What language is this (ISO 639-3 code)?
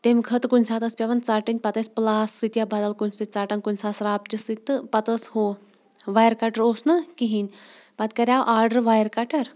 kas